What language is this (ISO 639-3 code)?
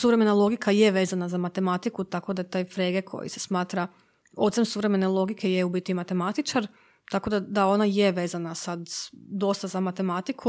hrv